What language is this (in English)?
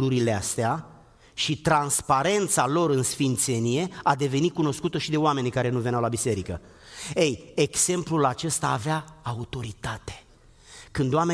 Romanian